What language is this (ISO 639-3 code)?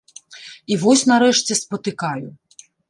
bel